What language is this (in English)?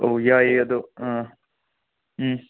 Manipuri